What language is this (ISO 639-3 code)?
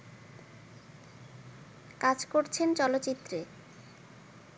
ben